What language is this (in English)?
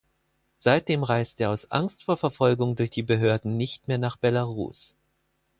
German